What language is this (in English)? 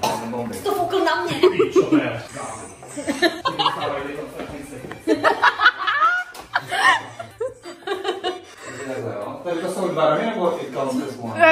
Czech